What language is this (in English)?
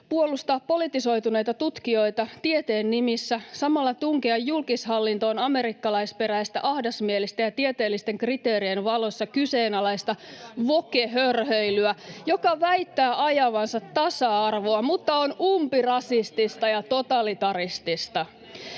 Finnish